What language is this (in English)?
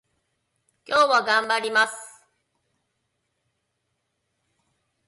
Japanese